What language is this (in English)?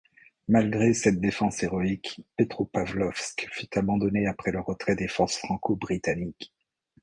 French